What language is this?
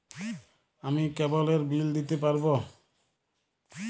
Bangla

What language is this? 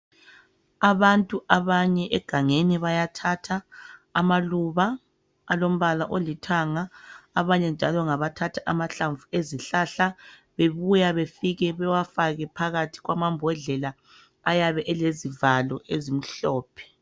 North Ndebele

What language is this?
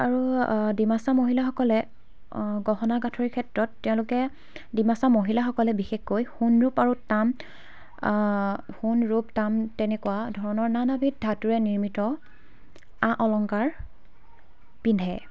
Assamese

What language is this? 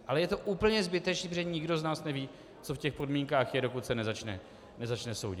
Czech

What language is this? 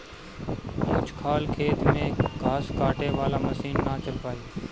Bhojpuri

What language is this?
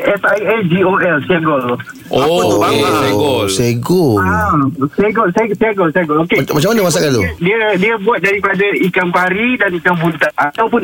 Malay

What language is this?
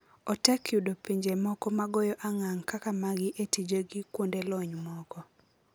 Luo (Kenya and Tanzania)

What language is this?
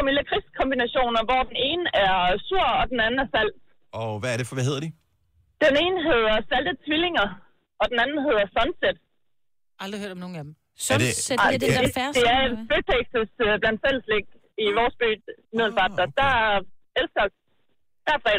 Danish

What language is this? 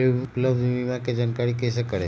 Magahi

